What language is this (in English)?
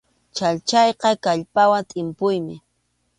Arequipa-La Unión Quechua